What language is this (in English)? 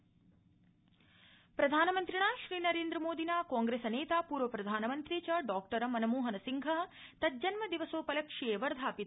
Sanskrit